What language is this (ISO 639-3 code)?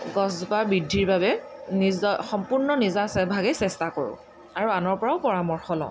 asm